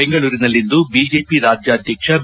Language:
Kannada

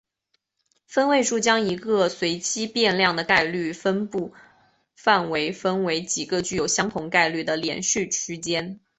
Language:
Chinese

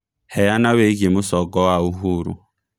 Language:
Kikuyu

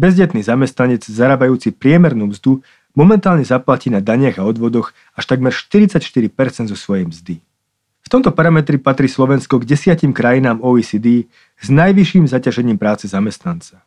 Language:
Slovak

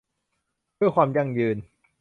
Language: Thai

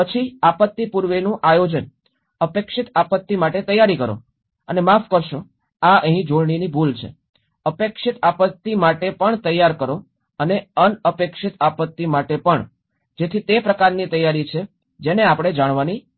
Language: Gujarati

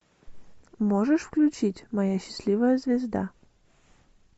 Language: Russian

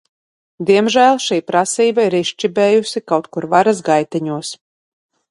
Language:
Latvian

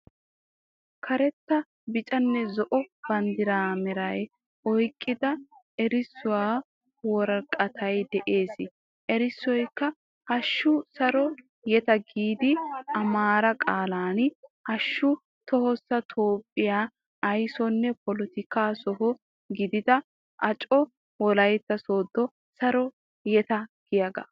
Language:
Wolaytta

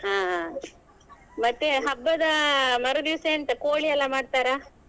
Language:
Kannada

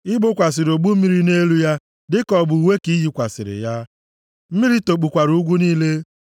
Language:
Igbo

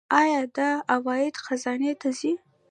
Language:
Pashto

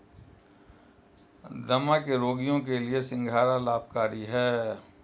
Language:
Hindi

